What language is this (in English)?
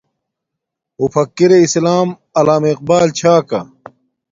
Domaaki